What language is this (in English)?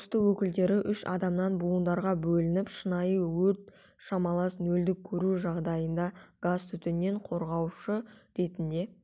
Kazakh